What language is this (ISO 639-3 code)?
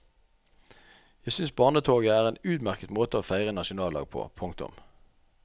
nor